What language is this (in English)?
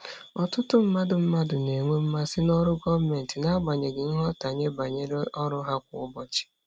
Igbo